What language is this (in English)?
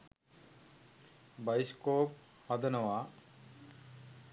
Sinhala